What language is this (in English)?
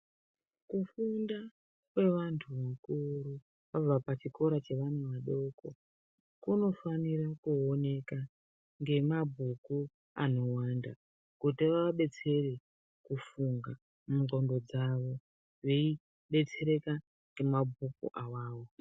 Ndau